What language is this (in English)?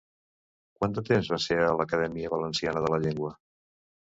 Catalan